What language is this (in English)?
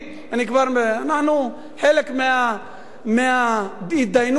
Hebrew